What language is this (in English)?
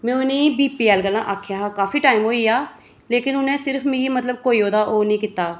Dogri